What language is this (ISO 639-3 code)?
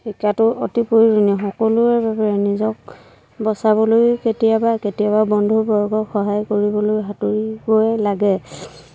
asm